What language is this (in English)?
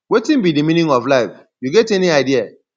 Nigerian Pidgin